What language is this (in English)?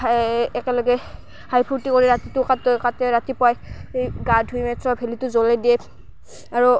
Assamese